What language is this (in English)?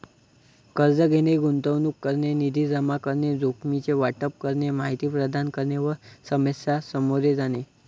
Marathi